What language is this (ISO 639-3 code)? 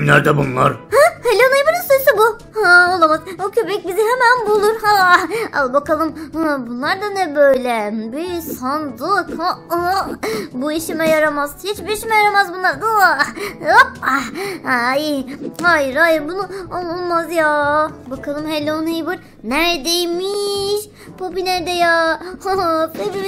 tur